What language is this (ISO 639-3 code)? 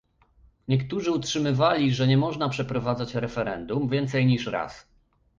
pol